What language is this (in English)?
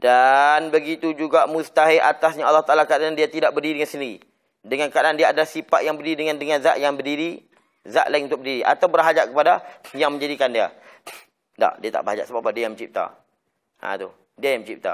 Malay